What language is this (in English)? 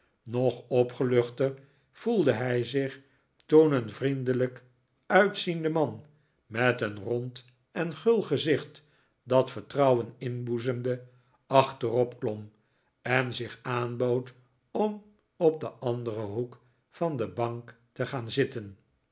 Dutch